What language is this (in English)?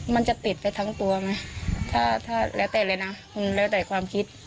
Thai